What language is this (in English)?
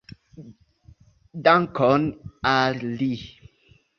Esperanto